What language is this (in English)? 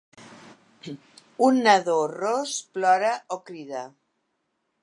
Catalan